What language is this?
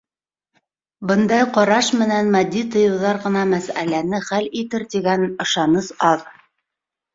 Bashkir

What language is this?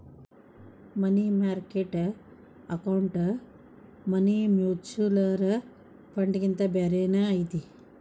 Kannada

